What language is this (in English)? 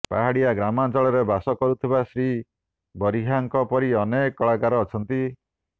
Odia